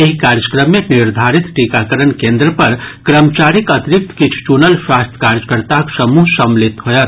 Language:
Maithili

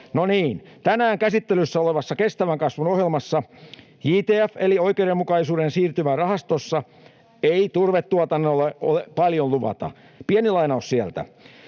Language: Finnish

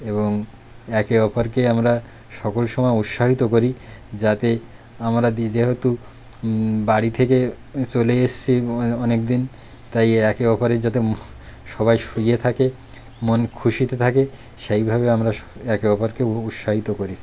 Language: Bangla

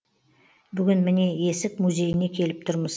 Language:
Kazakh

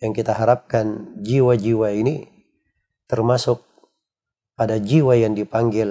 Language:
Indonesian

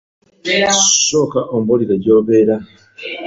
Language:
Ganda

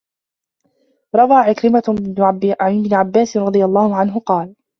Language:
Arabic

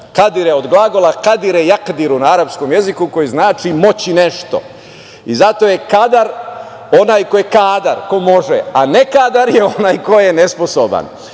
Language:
Serbian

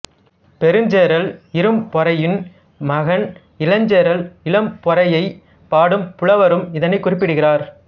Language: Tamil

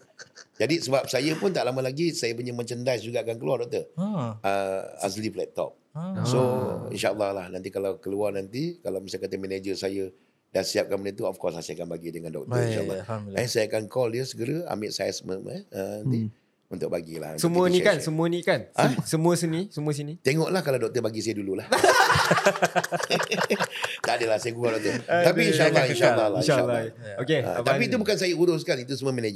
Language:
Malay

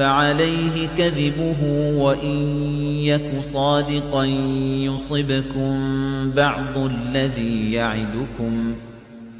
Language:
Arabic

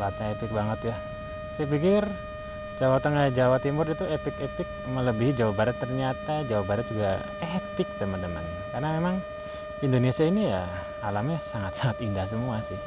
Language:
Indonesian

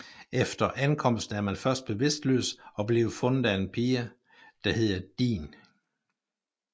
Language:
Danish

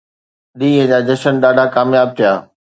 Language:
Sindhi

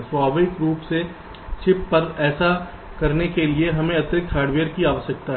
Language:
Hindi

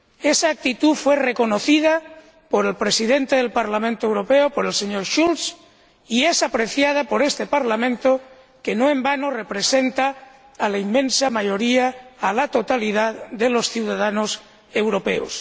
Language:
Spanish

